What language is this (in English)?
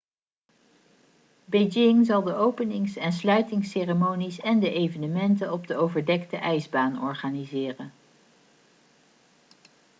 Dutch